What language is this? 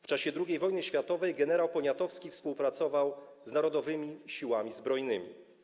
Polish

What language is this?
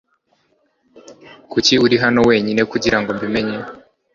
Kinyarwanda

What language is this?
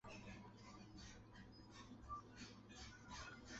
Chinese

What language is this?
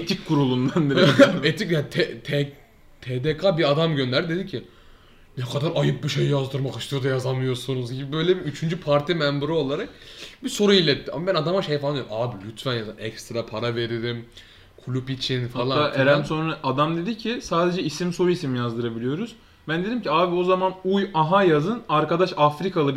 Turkish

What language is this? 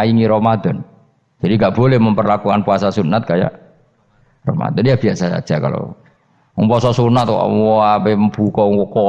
Indonesian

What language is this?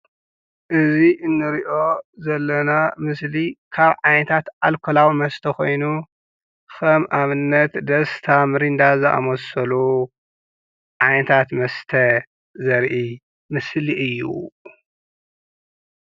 Tigrinya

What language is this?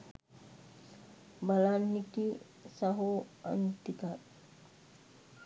Sinhala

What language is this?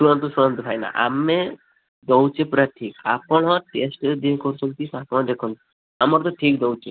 Odia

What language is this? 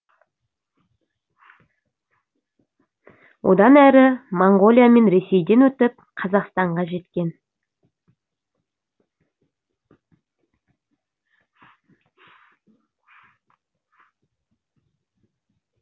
Kazakh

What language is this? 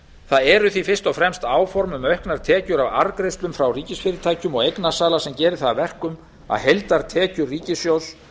Icelandic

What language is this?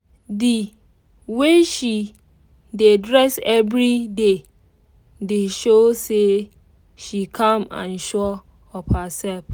Nigerian Pidgin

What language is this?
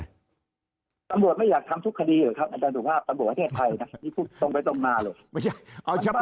Thai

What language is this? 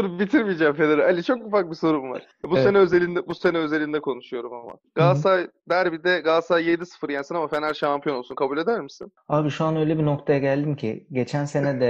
Turkish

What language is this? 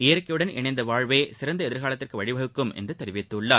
Tamil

